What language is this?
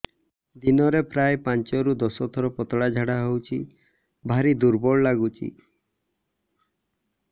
Odia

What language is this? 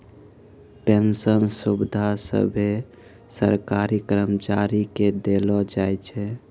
Maithili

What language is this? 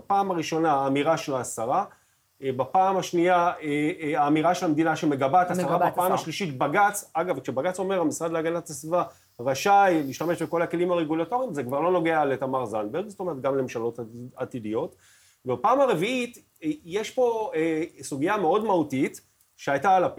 Hebrew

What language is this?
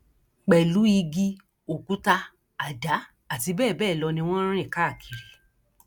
Yoruba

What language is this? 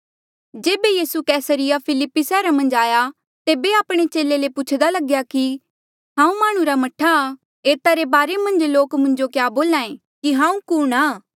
Mandeali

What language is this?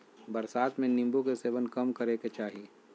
Magahi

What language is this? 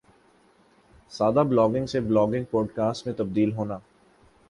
Urdu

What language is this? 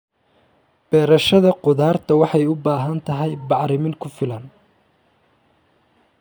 Somali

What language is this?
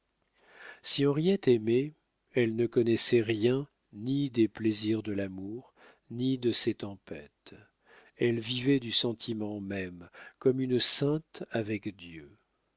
French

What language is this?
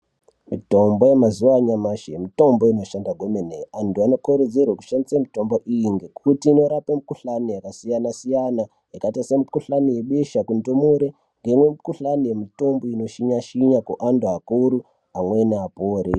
Ndau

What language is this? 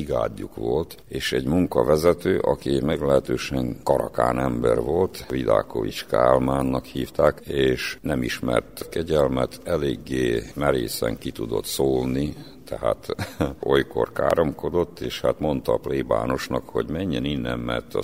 Hungarian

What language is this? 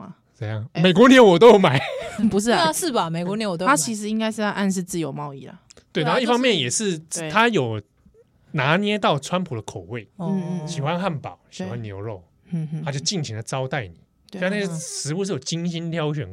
Chinese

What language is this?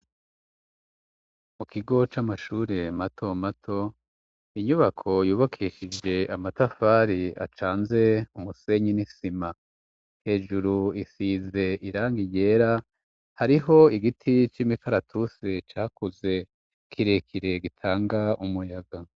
Rundi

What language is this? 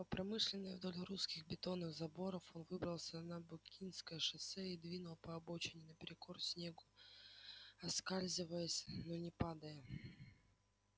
Russian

